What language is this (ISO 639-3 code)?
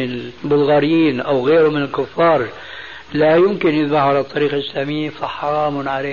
ara